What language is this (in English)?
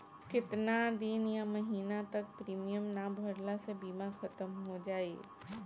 Bhojpuri